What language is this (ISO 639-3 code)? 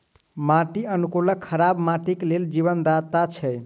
mai